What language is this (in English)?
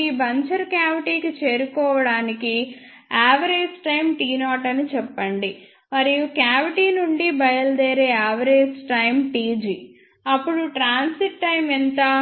Telugu